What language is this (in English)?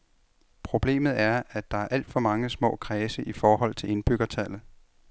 Danish